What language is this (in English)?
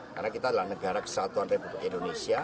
Indonesian